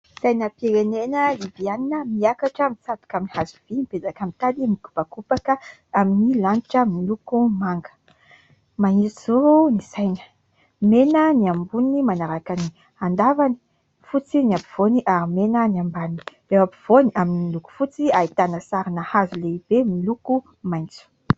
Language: Malagasy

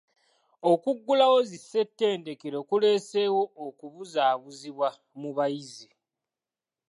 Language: Ganda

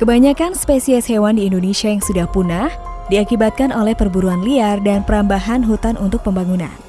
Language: Indonesian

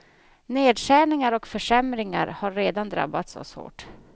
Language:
Swedish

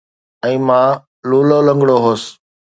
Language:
Sindhi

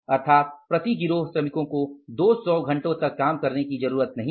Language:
Hindi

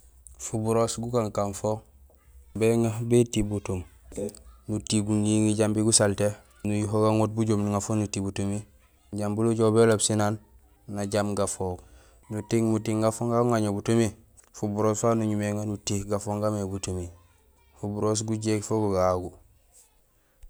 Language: Gusilay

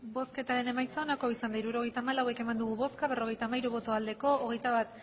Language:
Basque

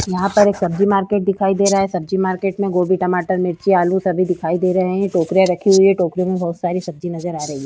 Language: Hindi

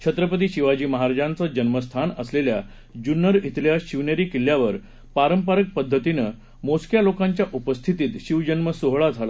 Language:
Marathi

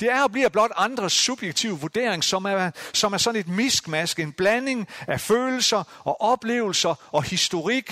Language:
Danish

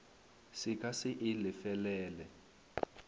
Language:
Northern Sotho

